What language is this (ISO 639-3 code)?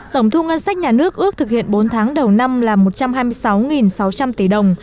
vie